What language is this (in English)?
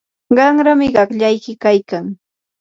Yanahuanca Pasco Quechua